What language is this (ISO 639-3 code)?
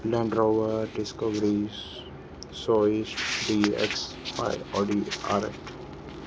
snd